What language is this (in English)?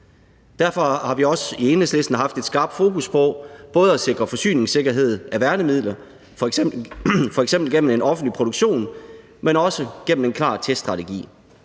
Danish